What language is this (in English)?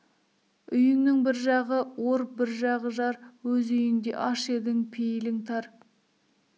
Kazakh